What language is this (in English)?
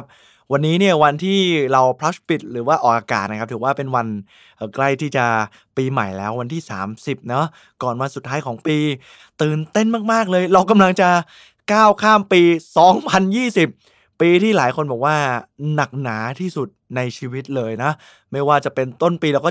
Thai